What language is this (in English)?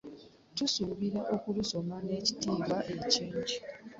Ganda